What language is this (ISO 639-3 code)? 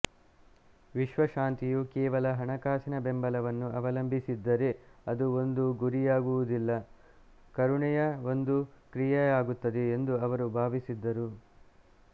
kan